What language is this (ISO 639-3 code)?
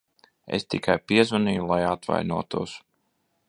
lav